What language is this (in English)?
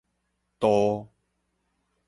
Min Nan Chinese